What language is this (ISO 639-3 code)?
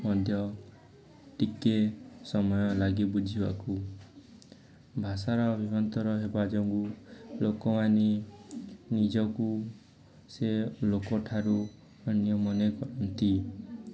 ori